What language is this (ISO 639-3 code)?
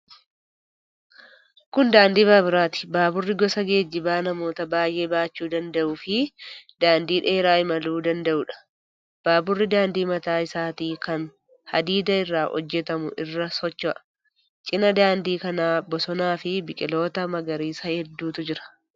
orm